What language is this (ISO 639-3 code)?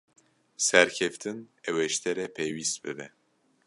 kur